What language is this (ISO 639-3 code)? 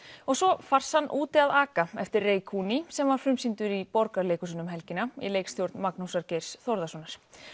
isl